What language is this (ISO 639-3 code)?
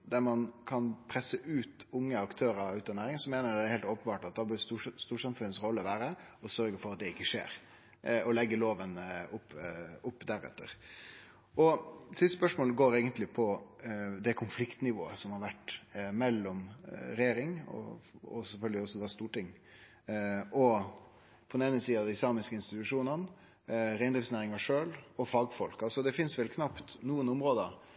nno